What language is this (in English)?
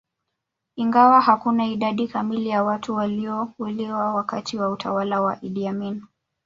Swahili